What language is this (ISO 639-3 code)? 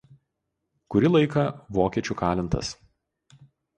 lit